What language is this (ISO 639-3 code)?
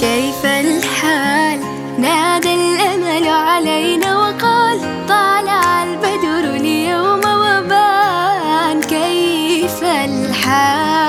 ara